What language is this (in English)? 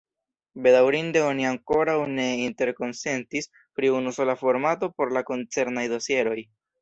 Esperanto